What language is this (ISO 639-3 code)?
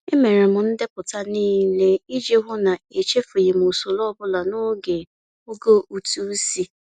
ibo